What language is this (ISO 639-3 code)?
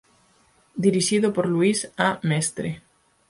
glg